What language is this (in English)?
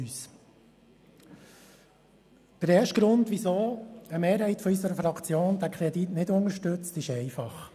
Swiss German